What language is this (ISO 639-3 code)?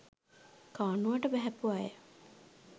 sin